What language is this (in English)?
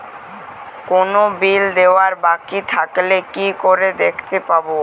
Bangla